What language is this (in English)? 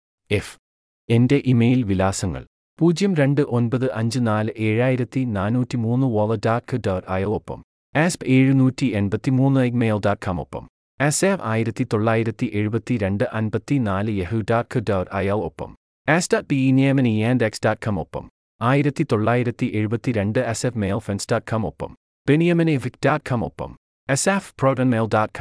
Malayalam